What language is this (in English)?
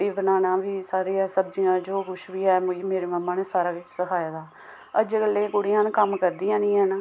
Dogri